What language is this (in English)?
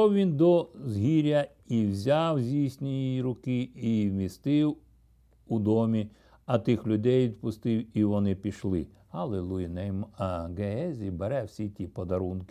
Ukrainian